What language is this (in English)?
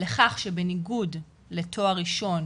Hebrew